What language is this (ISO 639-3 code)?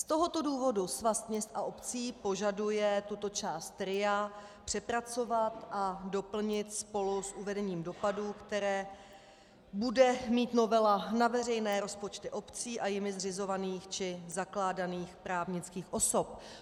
ces